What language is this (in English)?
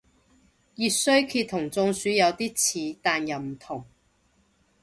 Cantonese